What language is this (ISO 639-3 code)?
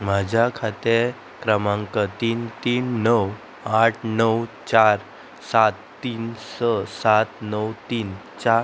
kok